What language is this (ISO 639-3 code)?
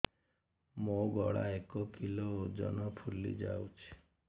ori